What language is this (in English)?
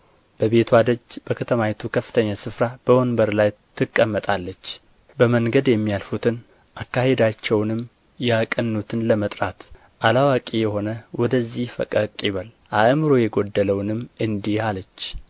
Amharic